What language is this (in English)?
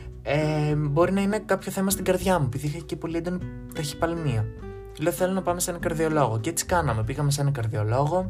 Greek